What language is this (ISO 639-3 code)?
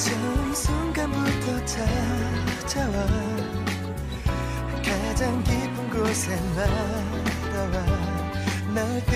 vie